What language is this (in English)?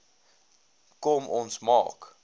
Afrikaans